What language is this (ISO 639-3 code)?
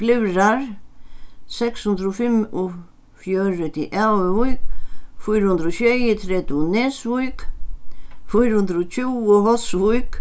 fao